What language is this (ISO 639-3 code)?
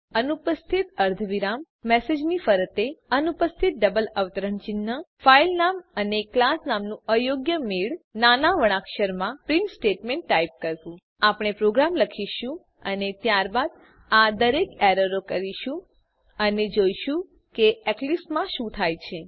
guj